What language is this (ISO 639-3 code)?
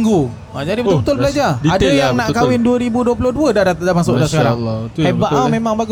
msa